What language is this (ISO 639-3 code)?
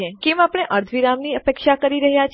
guj